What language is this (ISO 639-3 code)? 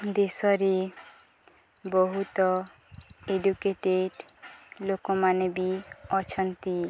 ori